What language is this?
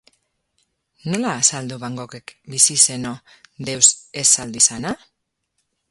Basque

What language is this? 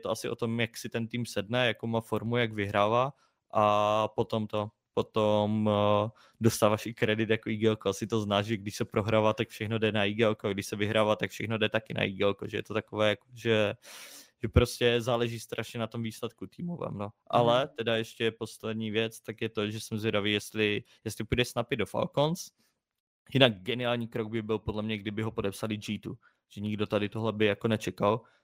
Czech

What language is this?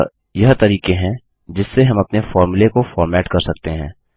Hindi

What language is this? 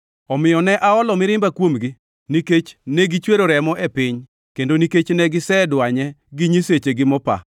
Luo (Kenya and Tanzania)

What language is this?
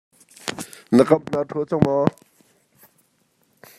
Hakha Chin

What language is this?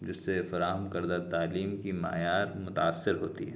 Urdu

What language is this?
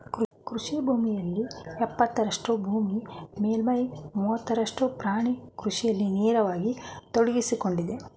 Kannada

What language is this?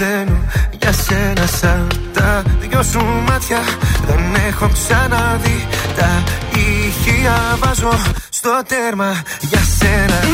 Greek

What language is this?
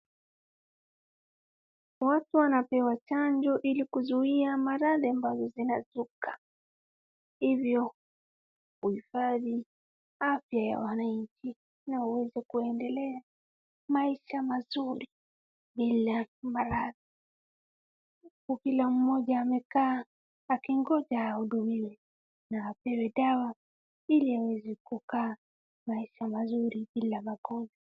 Swahili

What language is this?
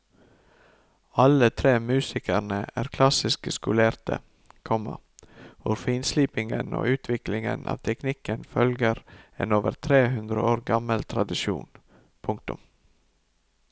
Norwegian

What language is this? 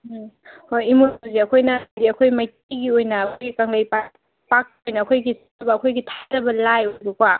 Manipuri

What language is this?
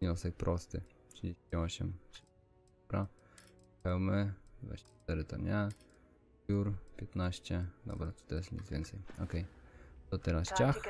Polish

